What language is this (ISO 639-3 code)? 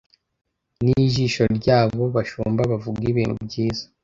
kin